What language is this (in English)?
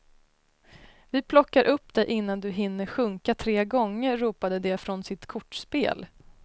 Swedish